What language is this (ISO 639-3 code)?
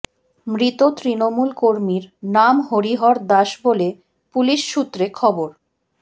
ben